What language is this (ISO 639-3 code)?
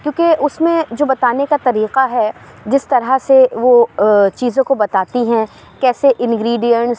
urd